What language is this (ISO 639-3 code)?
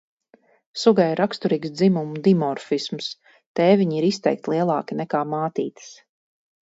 lav